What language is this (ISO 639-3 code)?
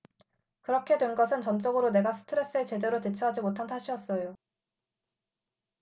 kor